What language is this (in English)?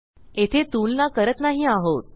Marathi